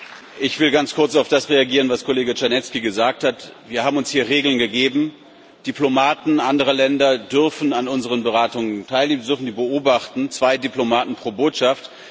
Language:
German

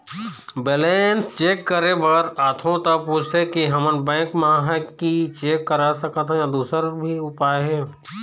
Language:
Chhattisgarhi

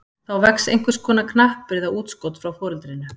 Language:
Icelandic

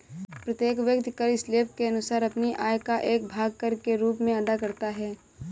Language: Hindi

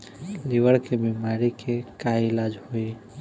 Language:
Bhojpuri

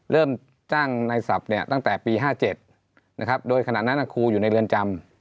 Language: Thai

